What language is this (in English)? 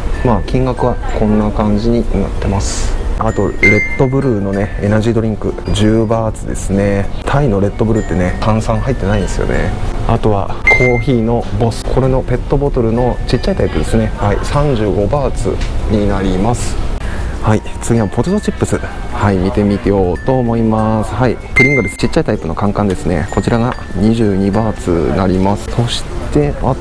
Japanese